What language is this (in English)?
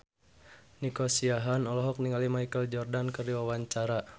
Sundanese